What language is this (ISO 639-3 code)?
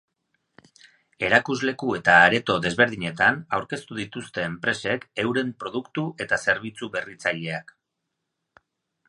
eus